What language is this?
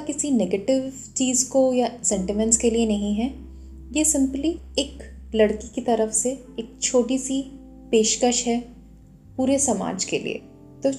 Hindi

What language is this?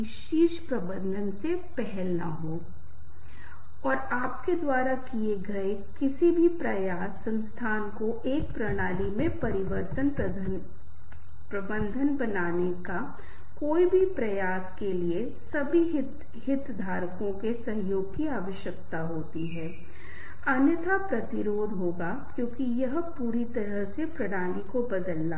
Hindi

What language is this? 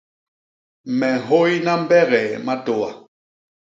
Basaa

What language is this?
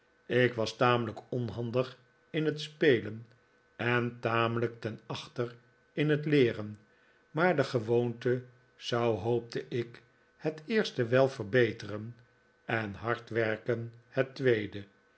Dutch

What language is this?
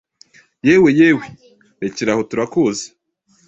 Kinyarwanda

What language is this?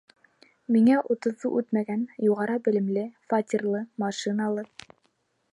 Bashkir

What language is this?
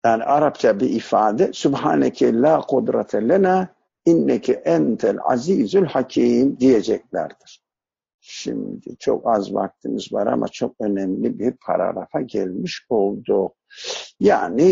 Turkish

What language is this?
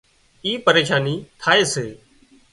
Wadiyara Koli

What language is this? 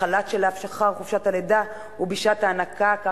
Hebrew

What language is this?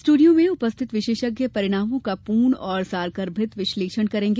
Hindi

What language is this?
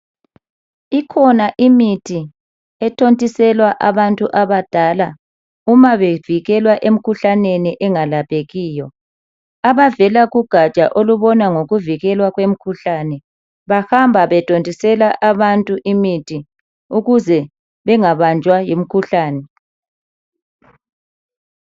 North Ndebele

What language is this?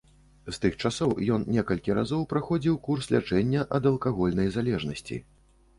Belarusian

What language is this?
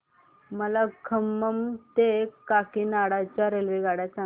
Marathi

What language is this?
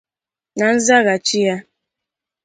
Igbo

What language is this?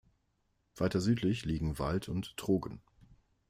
German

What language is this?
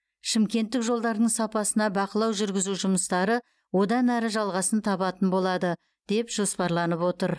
Kazakh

